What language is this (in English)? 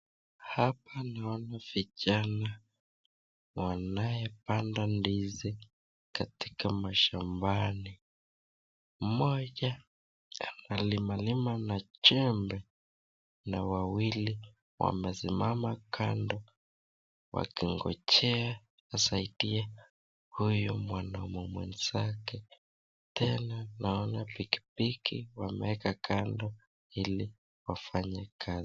Swahili